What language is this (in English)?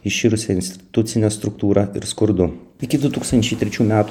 Lithuanian